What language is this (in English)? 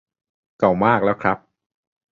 Thai